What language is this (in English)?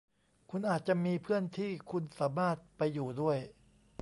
Thai